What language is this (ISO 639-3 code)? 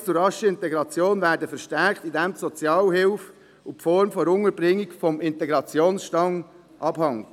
gsw